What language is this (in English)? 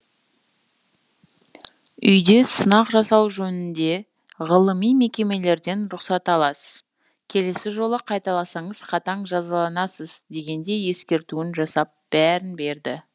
Kazakh